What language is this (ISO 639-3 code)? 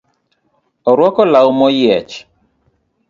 luo